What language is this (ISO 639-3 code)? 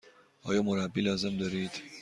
fas